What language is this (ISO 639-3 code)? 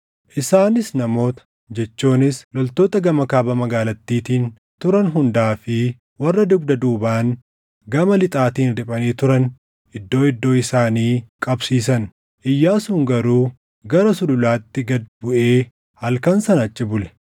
orm